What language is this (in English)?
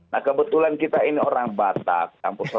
Indonesian